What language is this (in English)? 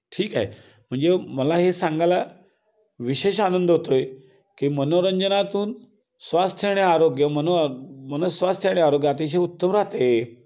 Marathi